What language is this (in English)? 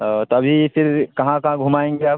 Urdu